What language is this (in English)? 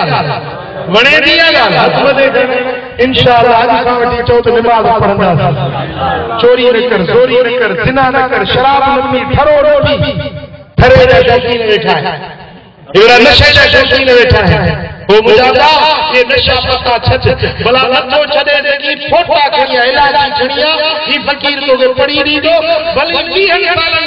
Turkish